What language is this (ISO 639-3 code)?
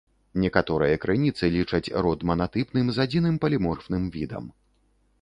bel